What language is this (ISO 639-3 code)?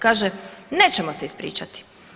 hrv